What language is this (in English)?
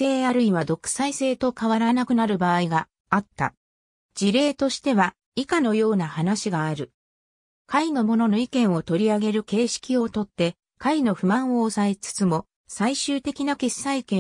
Japanese